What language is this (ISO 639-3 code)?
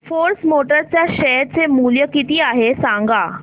mar